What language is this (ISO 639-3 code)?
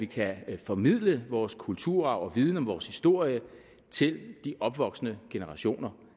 dan